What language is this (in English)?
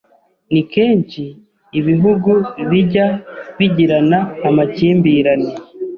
Kinyarwanda